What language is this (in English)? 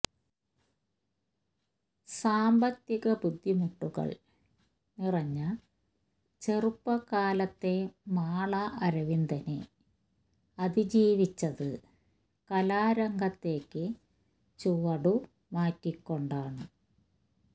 Malayalam